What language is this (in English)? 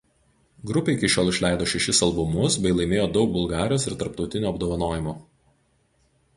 Lithuanian